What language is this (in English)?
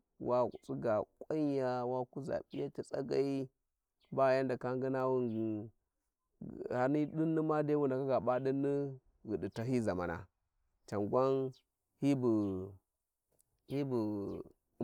Warji